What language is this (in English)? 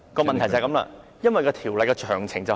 Cantonese